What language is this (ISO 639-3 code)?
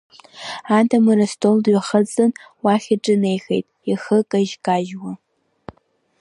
abk